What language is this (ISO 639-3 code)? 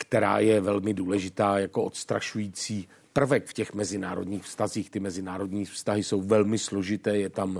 ces